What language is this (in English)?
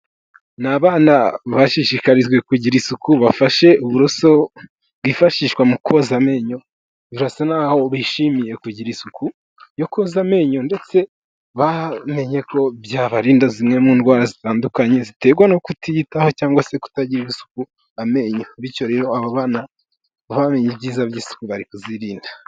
Kinyarwanda